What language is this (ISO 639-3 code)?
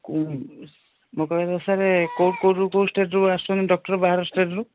ori